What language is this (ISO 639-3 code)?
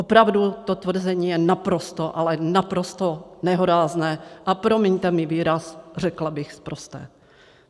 ces